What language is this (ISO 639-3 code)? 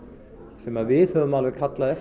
isl